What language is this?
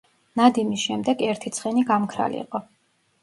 Georgian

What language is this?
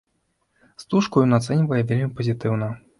Belarusian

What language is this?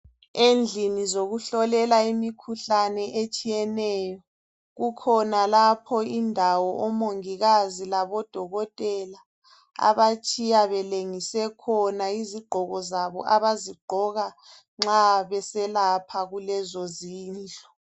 North Ndebele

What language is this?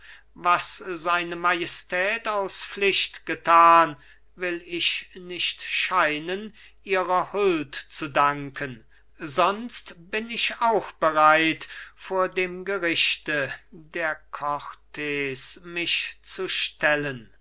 German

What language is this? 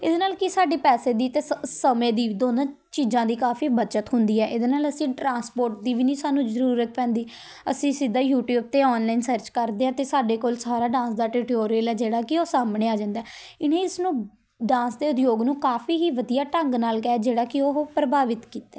Punjabi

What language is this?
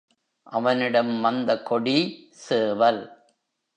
Tamil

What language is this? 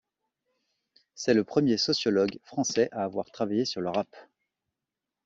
French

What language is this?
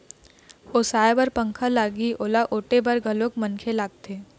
Chhattisgarhi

